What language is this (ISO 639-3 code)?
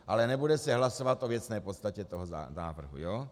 ces